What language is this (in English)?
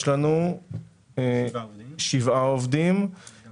Hebrew